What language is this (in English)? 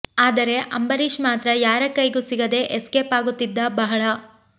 Kannada